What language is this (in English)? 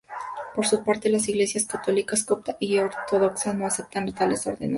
Spanish